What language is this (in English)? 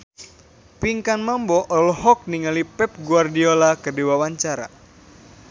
Sundanese